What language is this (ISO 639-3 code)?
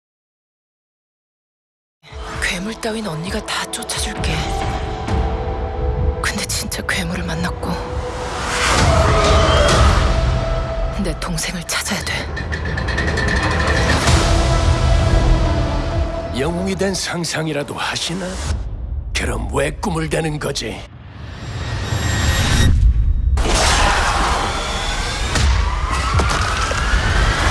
kor